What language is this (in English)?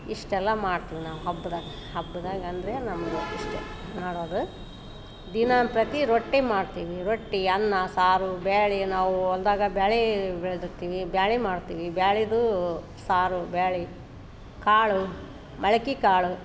Kannada